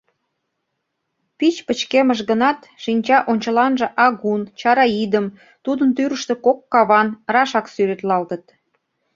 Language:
Mari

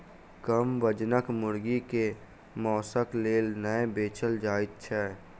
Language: Maithili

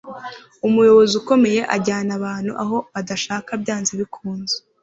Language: Kinyarwanda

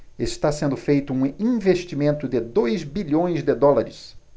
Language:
Portuguese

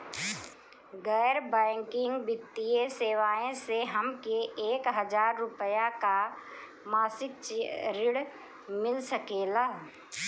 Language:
Bhojpuri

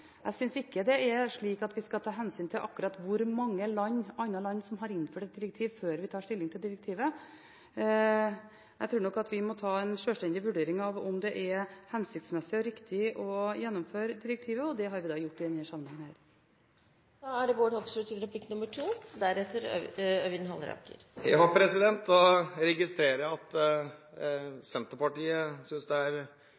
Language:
Norwegian Bokmål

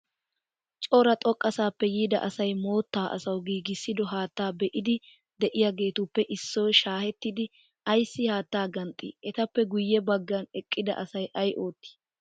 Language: Wolaytta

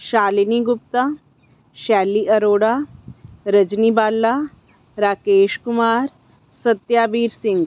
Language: Punjabi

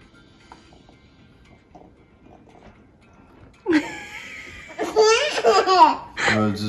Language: Turkish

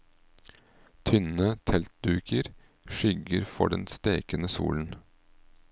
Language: Norwegian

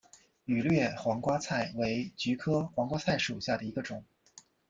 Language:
Chinese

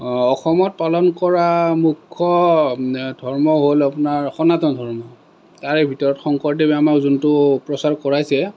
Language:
Assamese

